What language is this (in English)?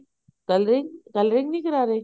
Punjabi